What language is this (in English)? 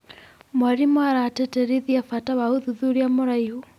Kikuyu